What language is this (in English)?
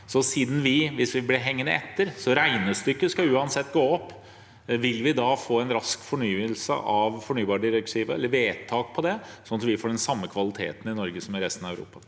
Norwegian